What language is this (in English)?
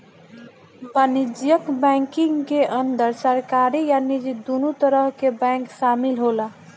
Bhojpuri